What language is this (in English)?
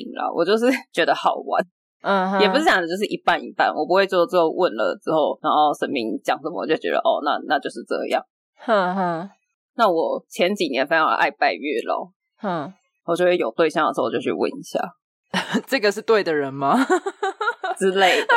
Chinese